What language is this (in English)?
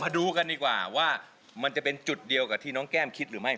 Thai